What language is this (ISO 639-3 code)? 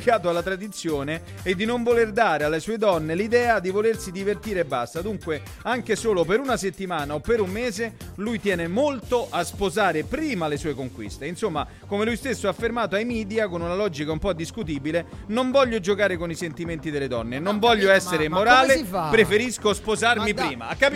ita